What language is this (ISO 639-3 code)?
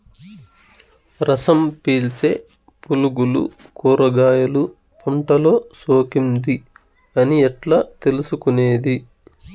tel